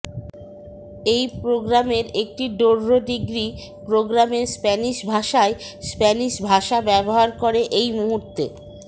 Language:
Bangla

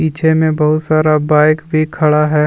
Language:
Hindi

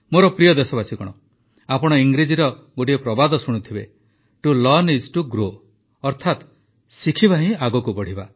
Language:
Odia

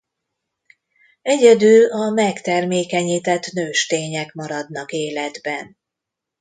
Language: Hungarian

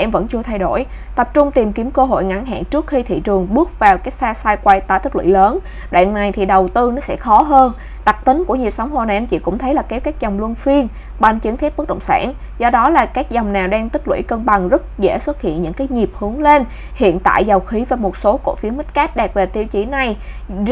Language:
Vietnamese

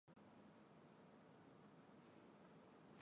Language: Chinese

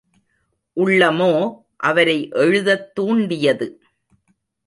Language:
Tamil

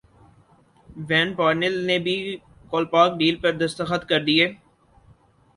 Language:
Urdu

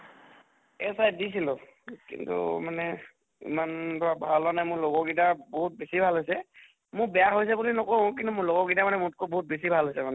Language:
Assamese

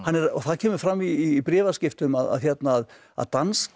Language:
Icelandic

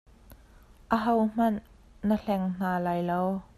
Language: Hakha Chin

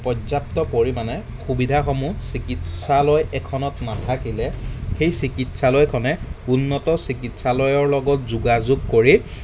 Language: Assamese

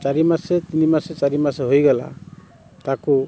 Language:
Odia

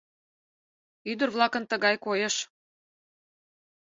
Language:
Mari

